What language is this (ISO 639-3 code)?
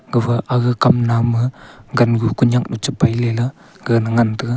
nnp